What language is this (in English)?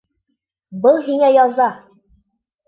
Bashkir